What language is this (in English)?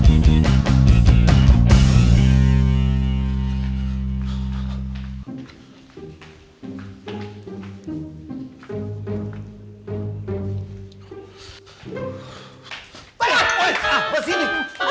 Indonesian